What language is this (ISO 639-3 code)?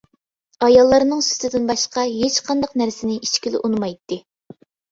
uig